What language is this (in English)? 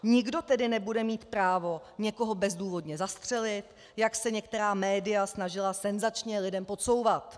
Czech